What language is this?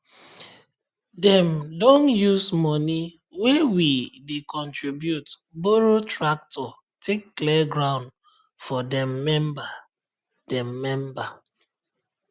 Nigerian Pidgin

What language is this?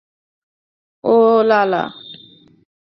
Bangla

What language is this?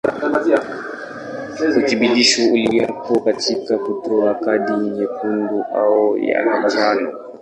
Swahili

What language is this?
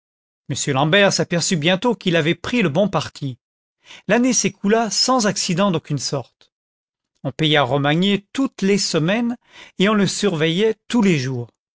French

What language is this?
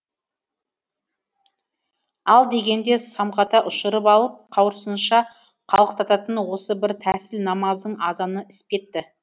Kazakh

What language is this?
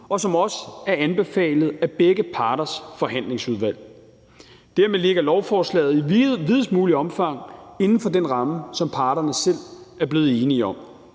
Danish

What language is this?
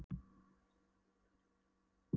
Icelandic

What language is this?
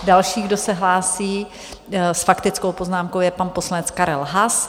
Czech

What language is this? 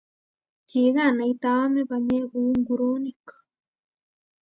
Kalenjin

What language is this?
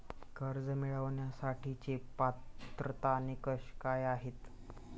Marathi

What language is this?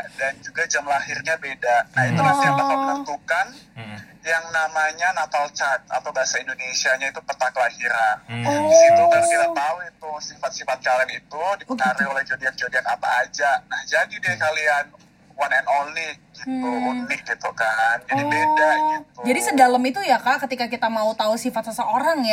Indonesian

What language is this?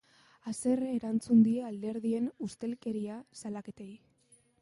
Basque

